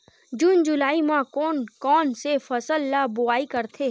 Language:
Chhattisgarhi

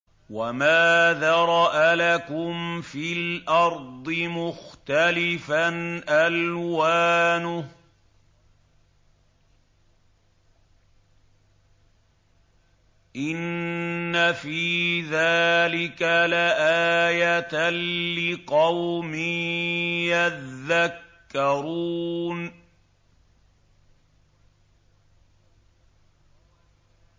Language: Arabic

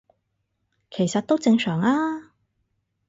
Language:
Cantonese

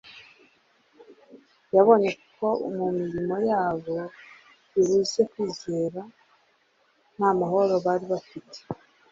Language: Kinyarwanda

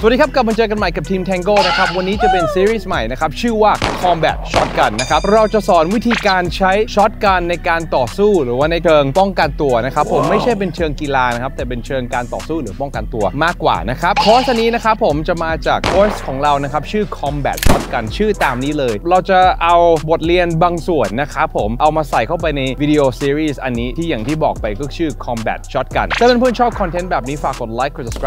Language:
Thai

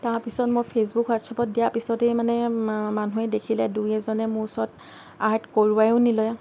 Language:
Assamese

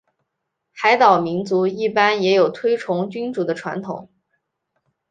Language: Chinese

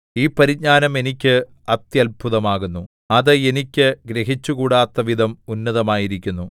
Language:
Malayalam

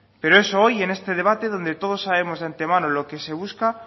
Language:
Spanish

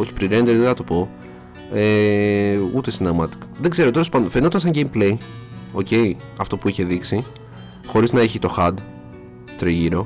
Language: Greek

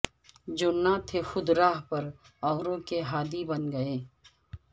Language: Urdu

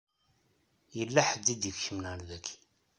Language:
Kabyle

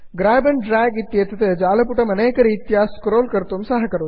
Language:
Sanskrit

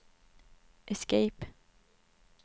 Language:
Swedish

